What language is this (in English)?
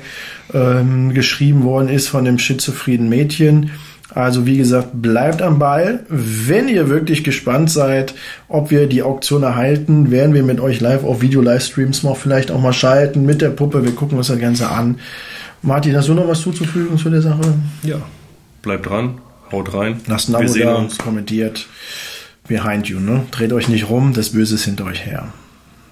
German